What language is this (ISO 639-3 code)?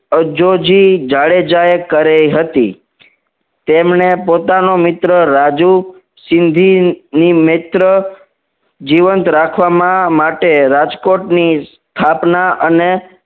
guj